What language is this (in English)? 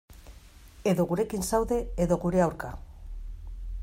Basque